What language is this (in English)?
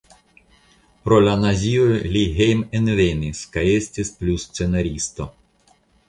Esperanto